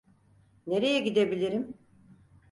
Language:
Turkish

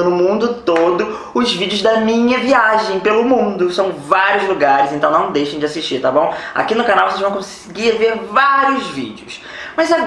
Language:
Portuguese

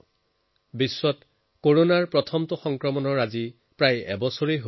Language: Assamese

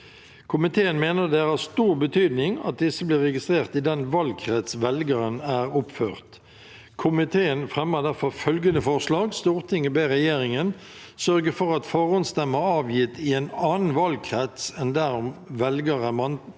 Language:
Norwegian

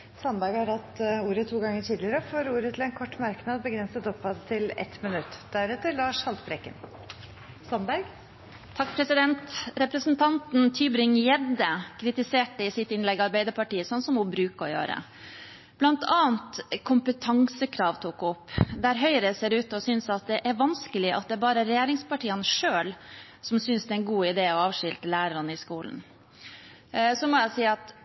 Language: Norwegian Bokmål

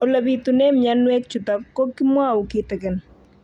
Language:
Kalenjin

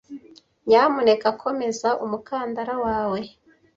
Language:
Kinyarwanda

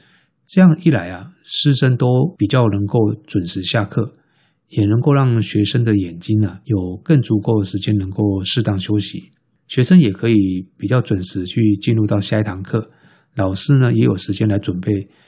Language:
Chinese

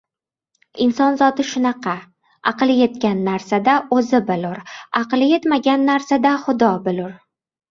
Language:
Uzbek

